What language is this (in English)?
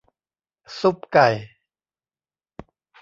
Thai